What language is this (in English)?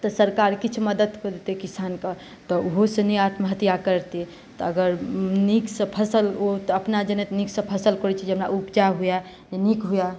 Maithili